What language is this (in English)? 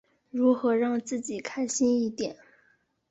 Chinese